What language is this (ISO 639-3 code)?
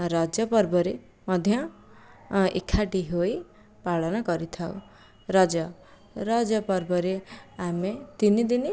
ori